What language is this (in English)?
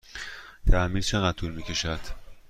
Persian